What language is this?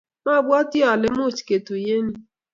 Kalenjin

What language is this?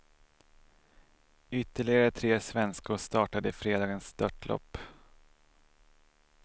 Swedish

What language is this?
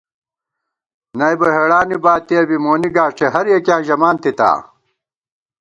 Gawar-Bati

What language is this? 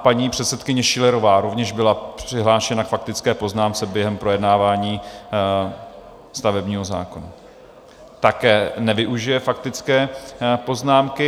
Czech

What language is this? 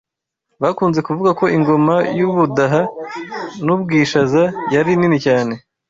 Kinyarwanda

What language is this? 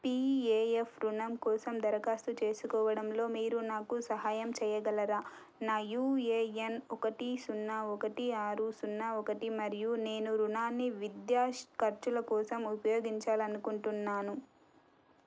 Telugu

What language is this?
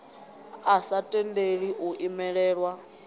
Venda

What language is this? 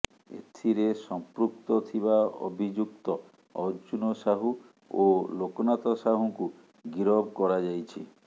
Odia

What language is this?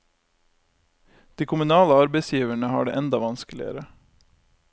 Norwegian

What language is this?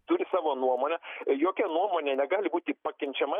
Lithuanian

